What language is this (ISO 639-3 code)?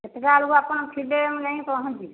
ori